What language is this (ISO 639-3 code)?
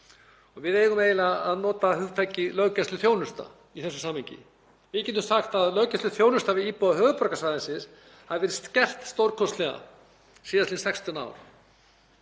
isl